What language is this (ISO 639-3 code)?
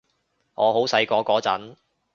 yue